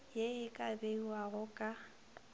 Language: Northern Sotho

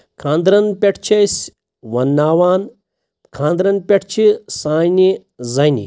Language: Kashmiri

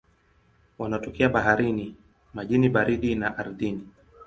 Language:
Swahili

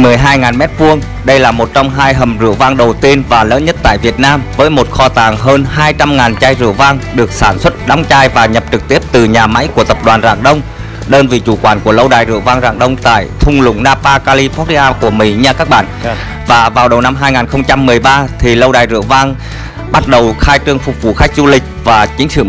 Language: Vietnamese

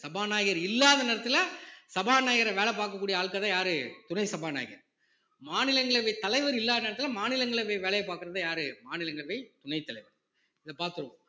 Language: Tamil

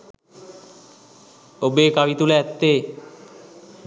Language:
Sinhala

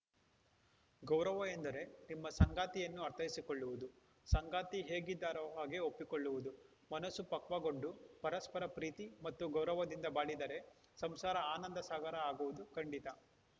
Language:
Kannada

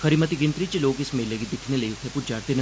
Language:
Dogri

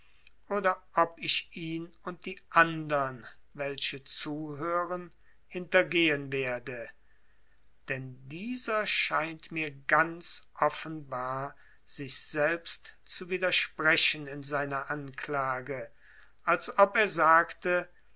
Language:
German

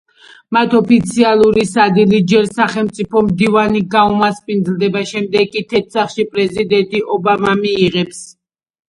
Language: Georgian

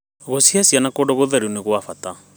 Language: Kikuyu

